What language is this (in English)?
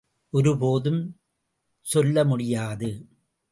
Tamil